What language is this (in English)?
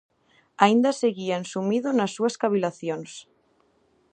Galician